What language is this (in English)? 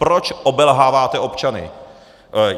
Czech